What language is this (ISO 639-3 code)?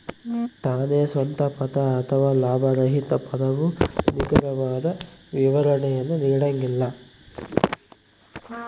kan